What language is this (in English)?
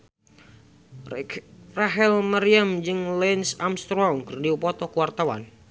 Sundanese